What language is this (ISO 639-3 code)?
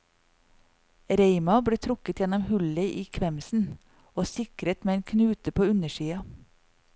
nor